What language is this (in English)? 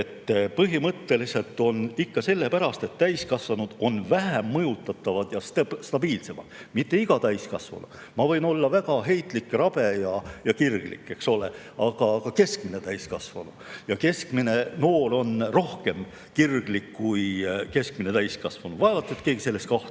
Estonian